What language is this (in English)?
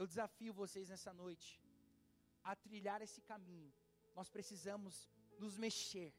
Portuguese